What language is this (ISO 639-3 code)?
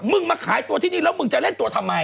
tha